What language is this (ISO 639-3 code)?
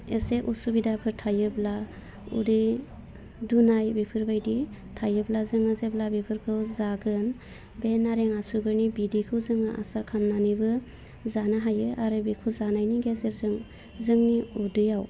brx